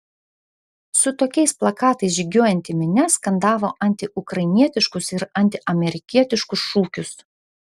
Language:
Lithuanian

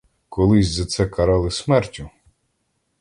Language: Ukrainian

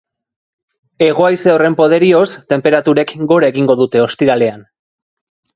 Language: Basque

